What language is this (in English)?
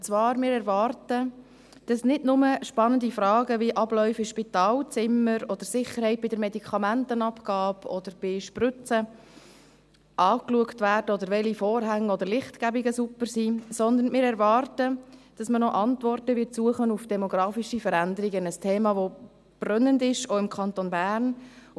Swiss German